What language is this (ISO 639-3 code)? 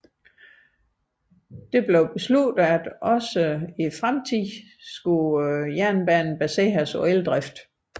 dan